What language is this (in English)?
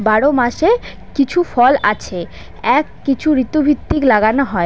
Bangla